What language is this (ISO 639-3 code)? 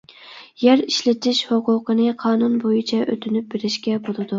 uig